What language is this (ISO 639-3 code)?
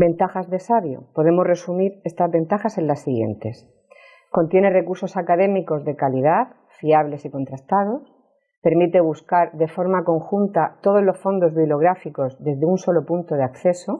spa